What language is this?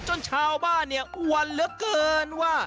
Thai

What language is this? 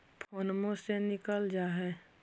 Magahi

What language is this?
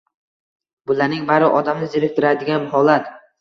Uzbek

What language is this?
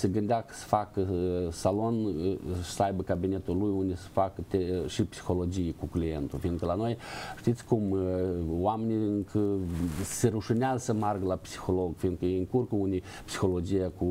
Romanian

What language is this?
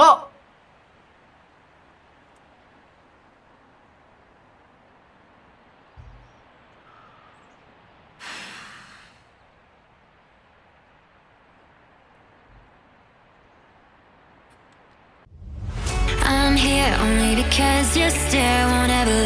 Korean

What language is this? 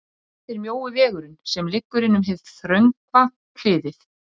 Icelandic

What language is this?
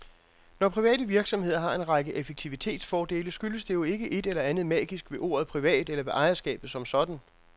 Danish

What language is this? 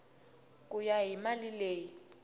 Tsonga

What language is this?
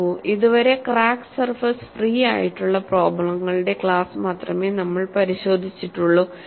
Malayalam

